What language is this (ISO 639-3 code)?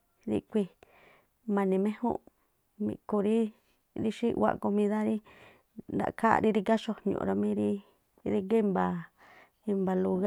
tpl